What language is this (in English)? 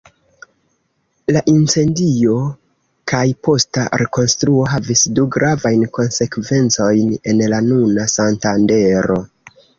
Esperanto